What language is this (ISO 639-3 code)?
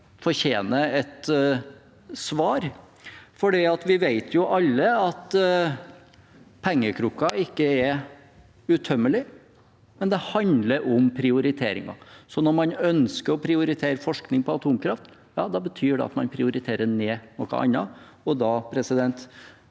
nor